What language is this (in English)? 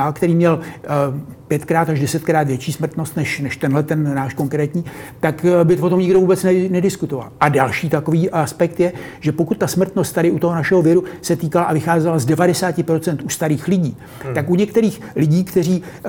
Czech